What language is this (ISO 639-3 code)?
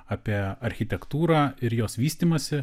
lit